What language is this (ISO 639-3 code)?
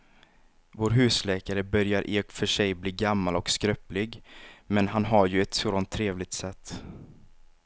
swe